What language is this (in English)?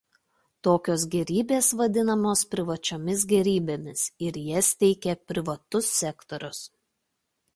Lithuanian